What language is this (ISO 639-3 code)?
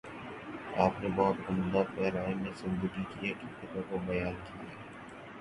urd